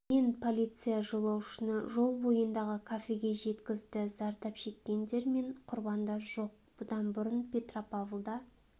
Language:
Kazakh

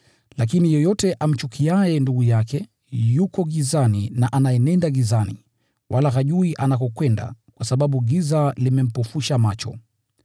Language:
Swahili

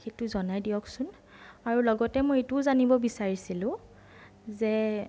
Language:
Assamese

